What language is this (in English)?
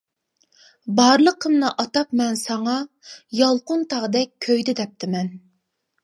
Uyghur